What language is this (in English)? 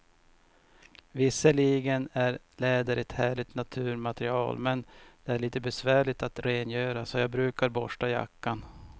Swedish